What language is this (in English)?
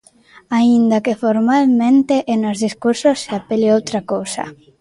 Galician